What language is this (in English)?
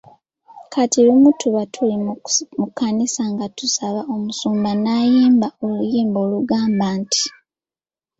Ganda